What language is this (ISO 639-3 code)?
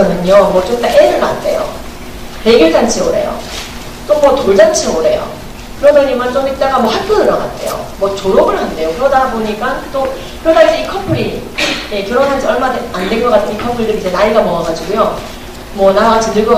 kor